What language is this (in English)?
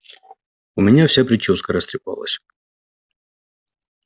Russian